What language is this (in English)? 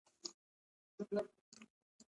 Pashto